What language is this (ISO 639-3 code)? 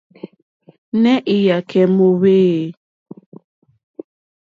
bri